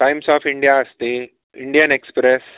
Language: Sanskrit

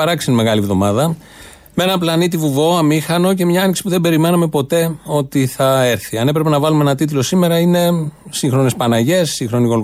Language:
Greek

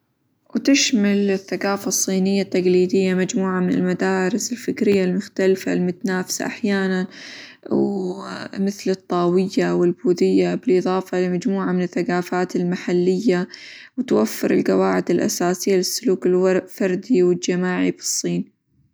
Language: Hijazi Arabic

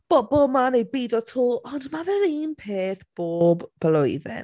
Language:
Welsh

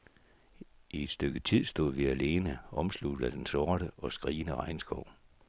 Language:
Danish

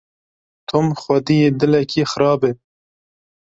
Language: Kurdish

